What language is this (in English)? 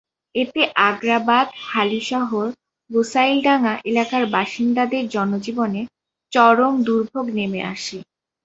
Bangla